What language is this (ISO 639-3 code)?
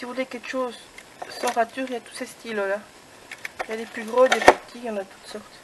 fra